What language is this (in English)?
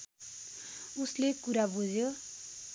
Nepali